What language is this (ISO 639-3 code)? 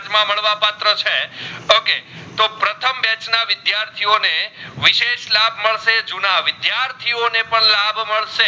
guj